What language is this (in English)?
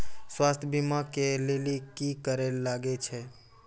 Maithili